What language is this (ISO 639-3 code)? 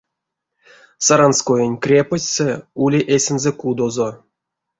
myv